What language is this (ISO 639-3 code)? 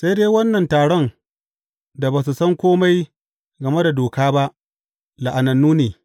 hau